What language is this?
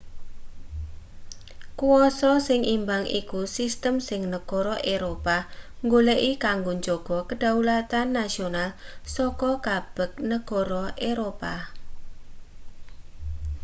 Javanese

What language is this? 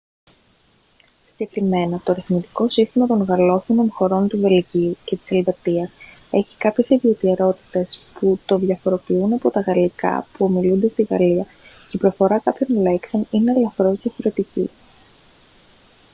Greek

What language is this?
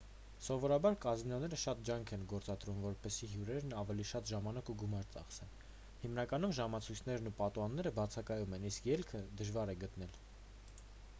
Armenian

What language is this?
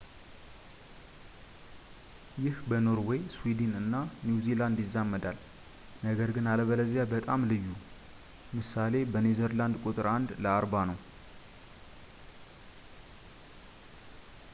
Amharic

